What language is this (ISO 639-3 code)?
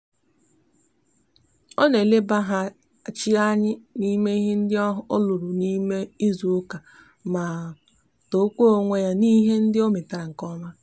ibo